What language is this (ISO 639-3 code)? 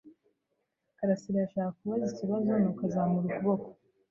kin